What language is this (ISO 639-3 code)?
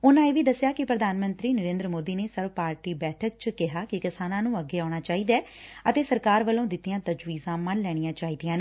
pan